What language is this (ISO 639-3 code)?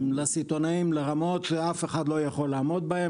heb